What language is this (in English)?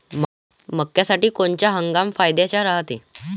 Marathi